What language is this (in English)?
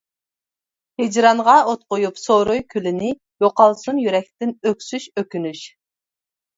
Uyghur